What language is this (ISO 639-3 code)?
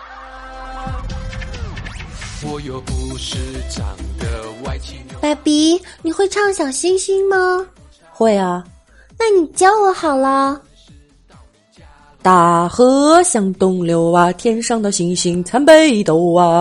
zho